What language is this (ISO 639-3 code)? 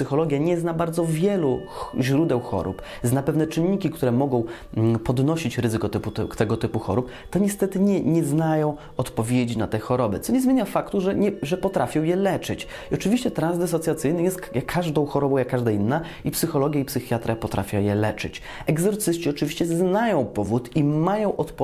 pol